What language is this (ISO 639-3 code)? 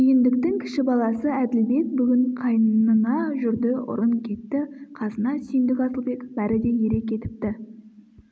kaz